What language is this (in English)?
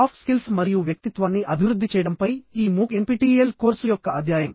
Telugu